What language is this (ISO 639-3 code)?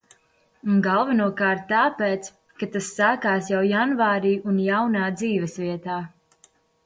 lav